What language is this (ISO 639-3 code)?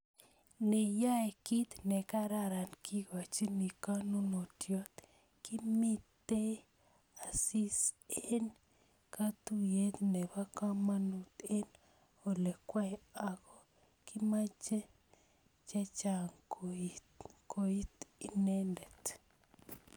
kln